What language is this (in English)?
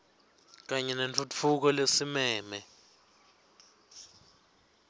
Swati